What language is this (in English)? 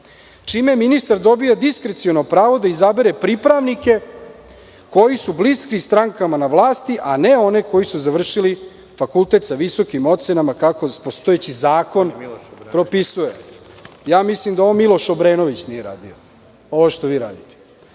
Serbian